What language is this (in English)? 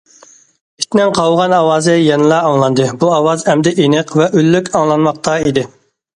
Uyghur